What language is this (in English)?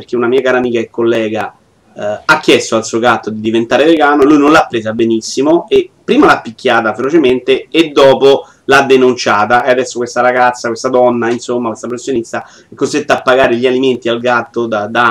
Italian